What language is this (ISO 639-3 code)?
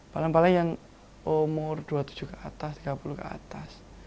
ind